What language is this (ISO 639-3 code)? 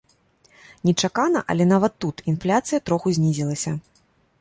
bel